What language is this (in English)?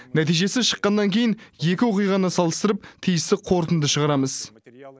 Kazakh